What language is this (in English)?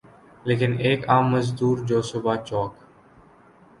Urdu